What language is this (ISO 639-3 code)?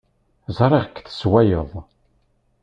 kab